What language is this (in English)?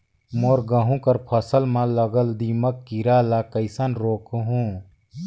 Chhattisgarhi